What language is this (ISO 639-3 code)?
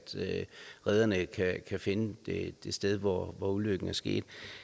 dan